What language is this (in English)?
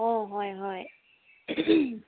Assamese